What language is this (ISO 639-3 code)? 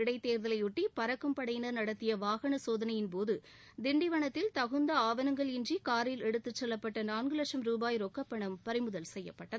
tam